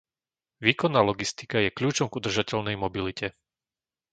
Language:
Slovak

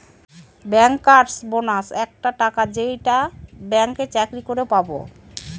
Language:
Bangla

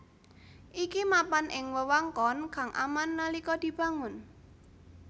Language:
Javanese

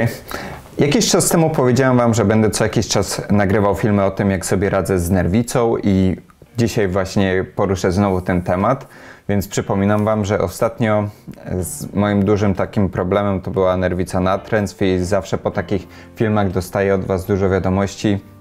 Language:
Polish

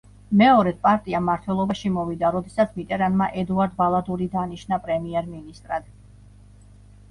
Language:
Georgian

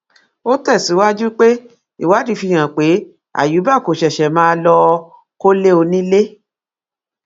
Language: Yoruba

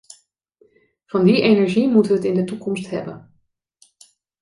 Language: Dutch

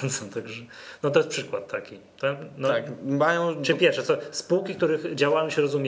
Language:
Polish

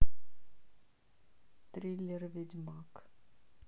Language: Russian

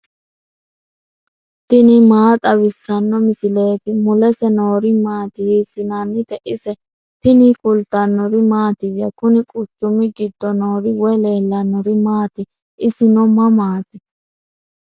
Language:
Sidamo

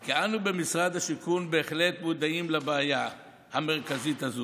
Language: Hebrew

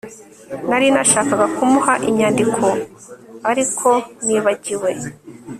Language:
Kinyarwanda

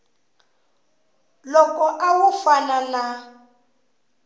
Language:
Tsonga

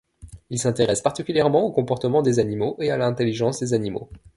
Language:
French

